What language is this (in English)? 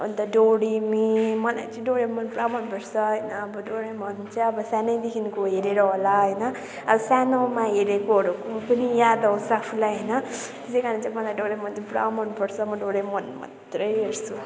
Nepali